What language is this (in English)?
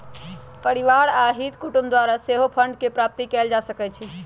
Magahi